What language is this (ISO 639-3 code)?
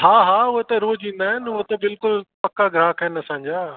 snd